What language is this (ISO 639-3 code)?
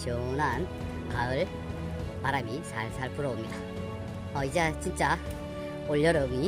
kor